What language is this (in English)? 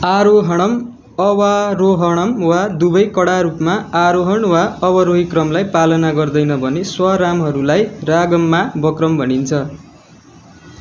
Nepali